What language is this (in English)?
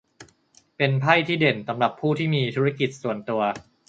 Thai